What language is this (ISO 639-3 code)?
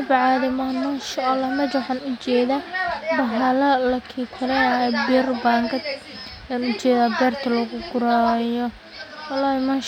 som